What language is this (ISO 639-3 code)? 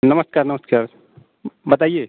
hin